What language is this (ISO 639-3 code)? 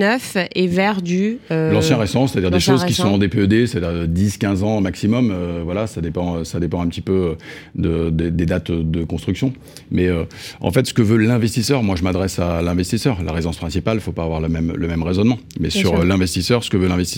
fra